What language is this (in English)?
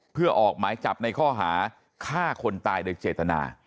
Thai